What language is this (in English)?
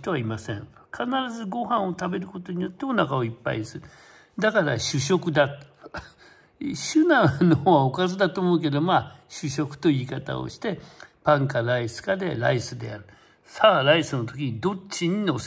Japanese